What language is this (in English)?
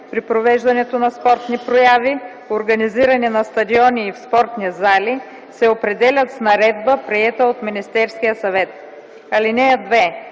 Bulgarian